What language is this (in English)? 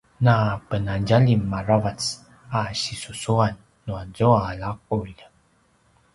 Paiwan